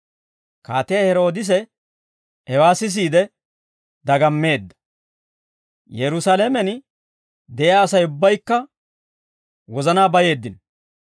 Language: Dawro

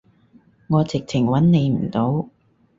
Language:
Cantonese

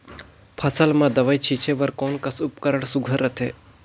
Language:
Chhattisgarhi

